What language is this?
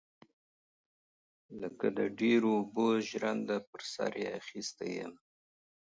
Pashto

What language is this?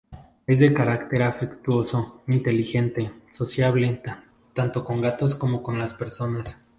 Spanish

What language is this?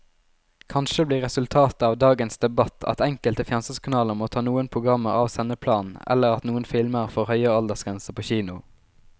Norwegian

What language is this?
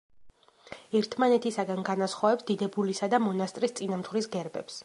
Georgian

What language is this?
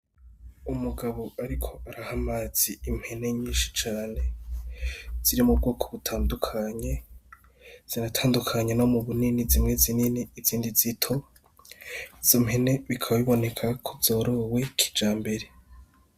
Rundi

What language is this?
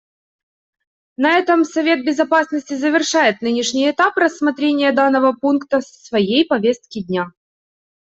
Russian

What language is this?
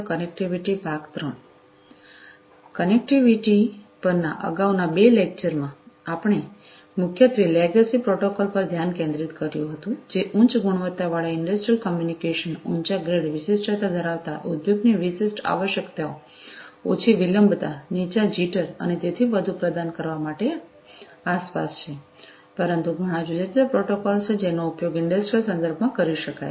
Gujarati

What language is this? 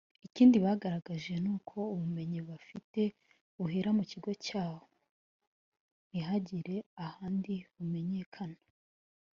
Kinyarwanda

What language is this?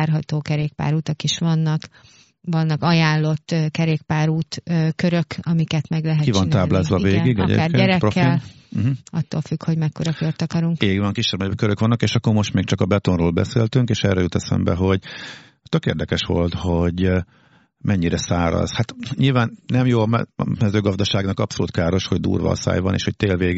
Hungarian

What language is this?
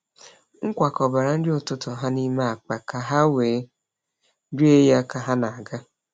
Igbo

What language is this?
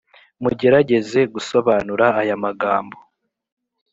Kinyarwanda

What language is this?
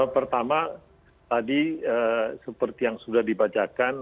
Indonesian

